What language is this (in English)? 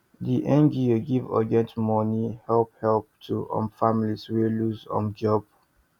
Nigerian Pidgin